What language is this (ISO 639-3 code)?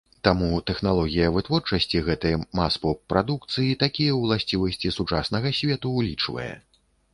bel